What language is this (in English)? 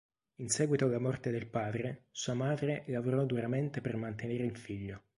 Italian